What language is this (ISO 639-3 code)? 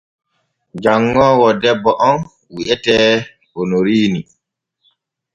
fue